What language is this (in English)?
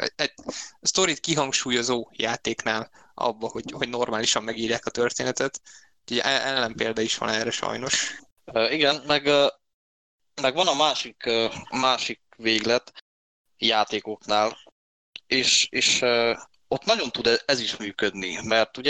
Hungarian